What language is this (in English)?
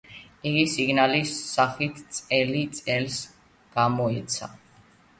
Georgian